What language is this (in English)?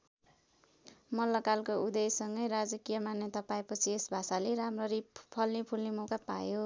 Nepali